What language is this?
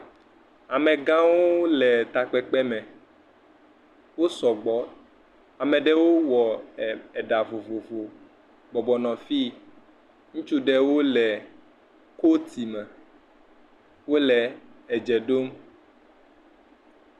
Ewe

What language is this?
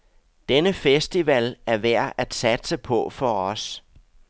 Danish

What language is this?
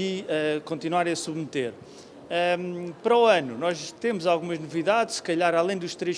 Portuguese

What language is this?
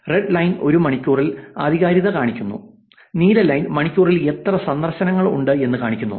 Malayalam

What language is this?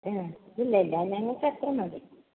Malayalam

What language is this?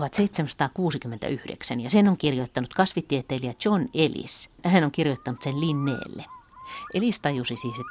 Finnish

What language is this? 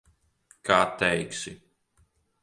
Latvian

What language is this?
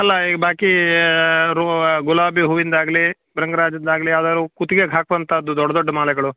Kannada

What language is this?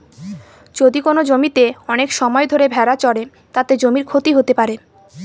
Bangla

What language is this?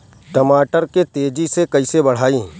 Bhojpuri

